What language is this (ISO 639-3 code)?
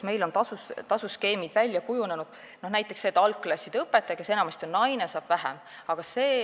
est